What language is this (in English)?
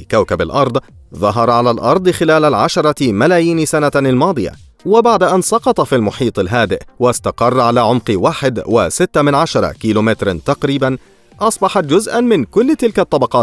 Arabic